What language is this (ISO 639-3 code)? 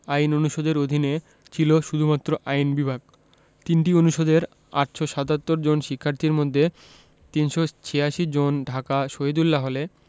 ben